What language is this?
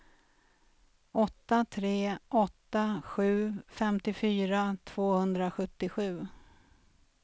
Swedish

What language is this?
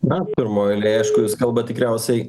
Lithuanian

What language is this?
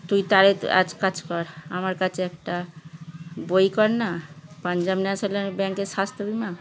Bangla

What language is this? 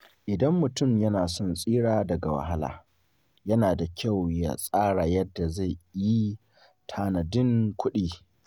Hausa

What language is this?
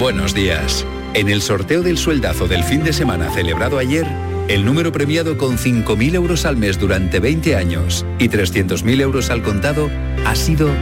Spanish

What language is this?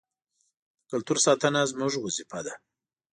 Pashto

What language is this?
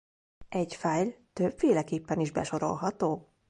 Hungarian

